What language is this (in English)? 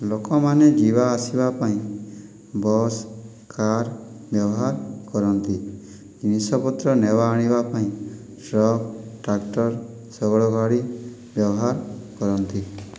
Odia